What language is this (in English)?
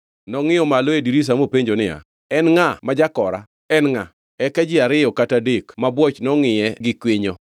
Luo (Kenya and Tanzania)